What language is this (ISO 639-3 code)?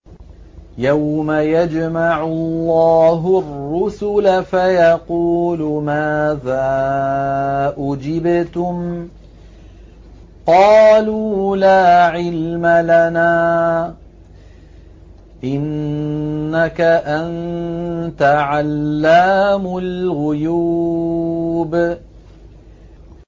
ara